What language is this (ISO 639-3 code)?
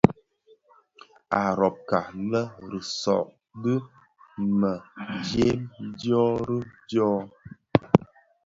ksf